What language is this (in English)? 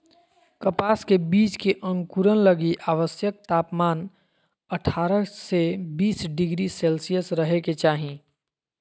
Magahi